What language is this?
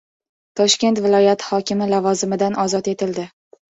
Uzbek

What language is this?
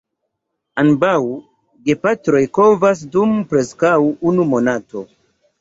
Esperanto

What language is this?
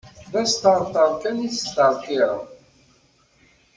Kabyle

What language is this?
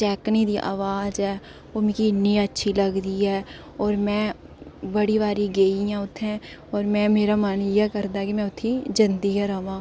Dogri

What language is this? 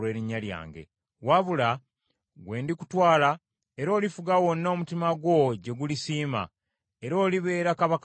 Ganda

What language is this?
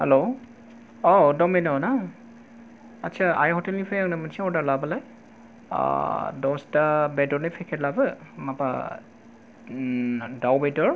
Bodo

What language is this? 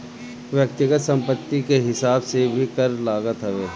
Bhojpuri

